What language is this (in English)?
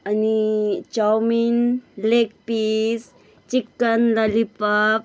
Nepali